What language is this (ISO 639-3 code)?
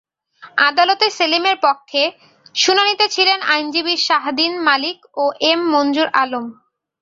ben